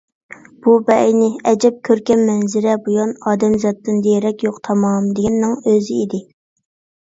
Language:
Uyghur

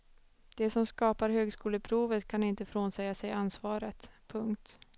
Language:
Swedish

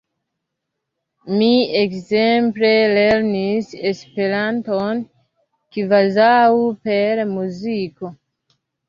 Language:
Esperanto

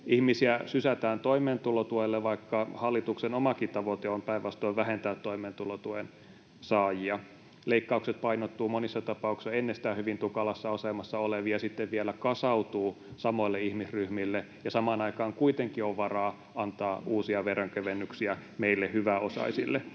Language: Finnish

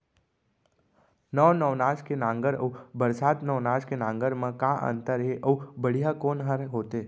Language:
Chhattisgarhi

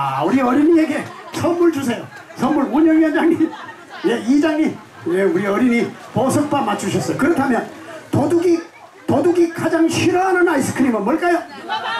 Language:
Korean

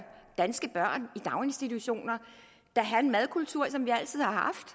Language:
Danish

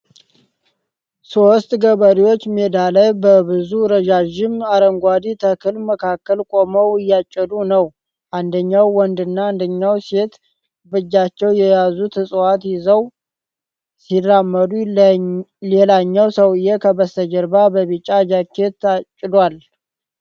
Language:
Amharic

